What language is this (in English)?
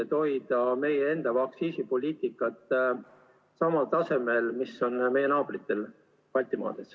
Estonian